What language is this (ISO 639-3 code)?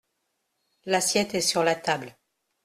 fra